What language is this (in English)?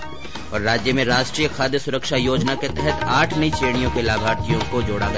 Hindi